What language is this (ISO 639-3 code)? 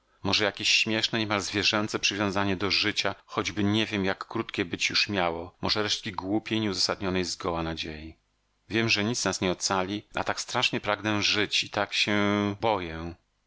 pol